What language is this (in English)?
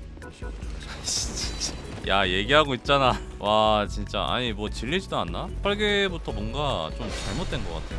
Korean